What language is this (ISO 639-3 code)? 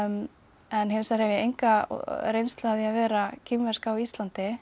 isl